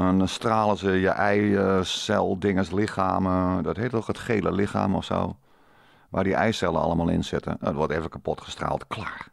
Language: Dutch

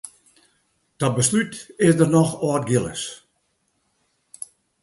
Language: Western Frisian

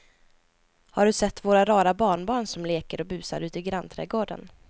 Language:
Swedish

